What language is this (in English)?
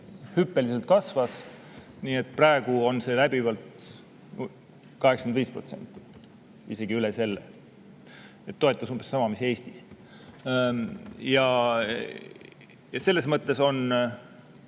Estonian